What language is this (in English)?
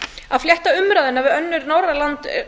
Icelandic